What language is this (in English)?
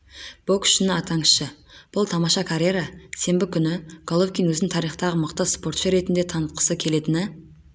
Kazakh